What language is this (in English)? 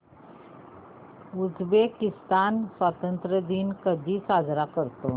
Marathi